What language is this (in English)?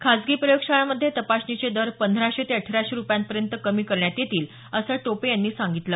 Marathi